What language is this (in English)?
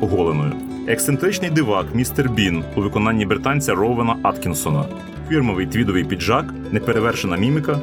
Ukrainian